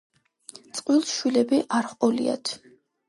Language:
Georgian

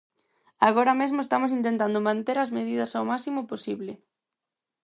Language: Galician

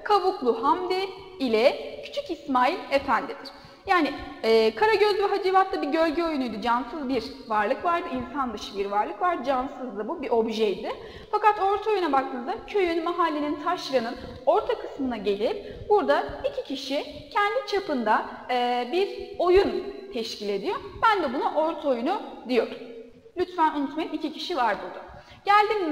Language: Turkish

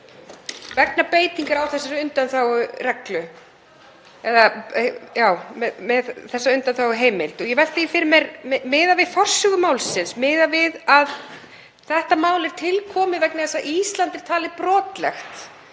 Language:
Icelandic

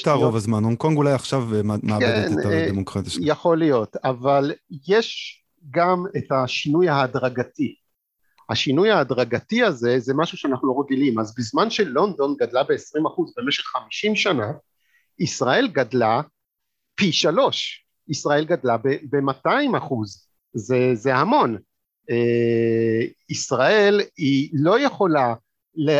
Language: Hebrew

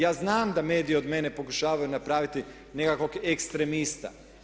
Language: Croatian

